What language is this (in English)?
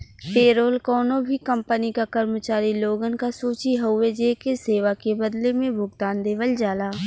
Bhojpuri